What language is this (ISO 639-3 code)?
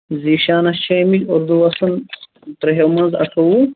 kas